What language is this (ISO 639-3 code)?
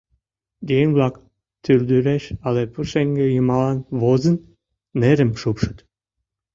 chm